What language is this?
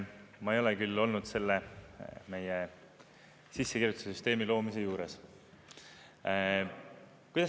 Estonian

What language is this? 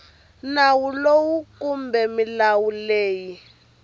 Tsonga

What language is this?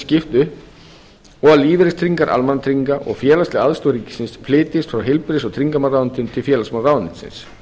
Icelandic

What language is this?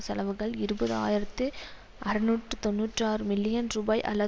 Tamil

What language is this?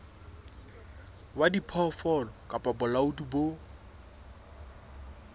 Southern Sotho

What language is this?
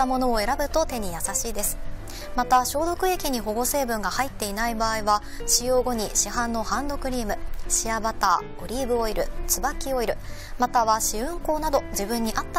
Japanese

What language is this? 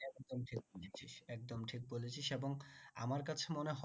Bangla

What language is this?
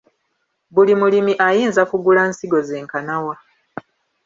Ganda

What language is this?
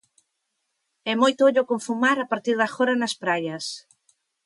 Galician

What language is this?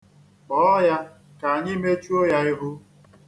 Igbo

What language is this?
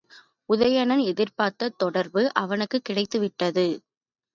Tamil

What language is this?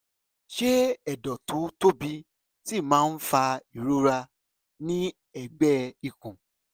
Yoruba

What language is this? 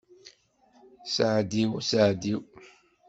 Kabyle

